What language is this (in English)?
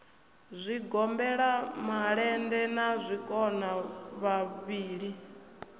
Venda